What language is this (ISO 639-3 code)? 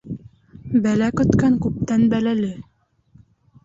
bak